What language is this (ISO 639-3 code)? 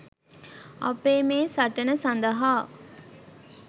sin